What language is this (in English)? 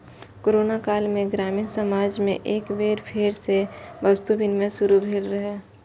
Maithili